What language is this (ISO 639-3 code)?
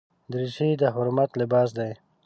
pus